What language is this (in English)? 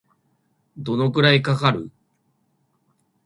Japanese